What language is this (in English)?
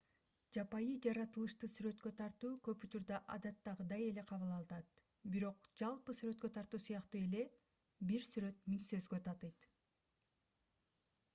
Kyrgyz